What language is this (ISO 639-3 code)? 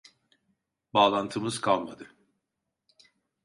tur